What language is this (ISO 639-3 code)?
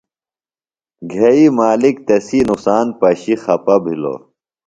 phl